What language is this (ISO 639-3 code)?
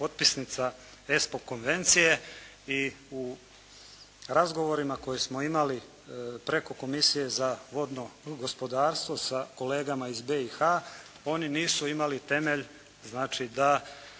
hrv